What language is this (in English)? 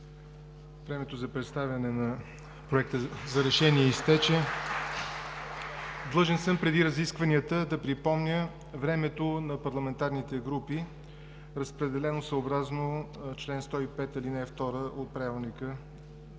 Bulgarian